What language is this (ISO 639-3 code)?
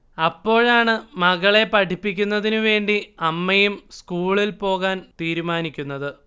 mal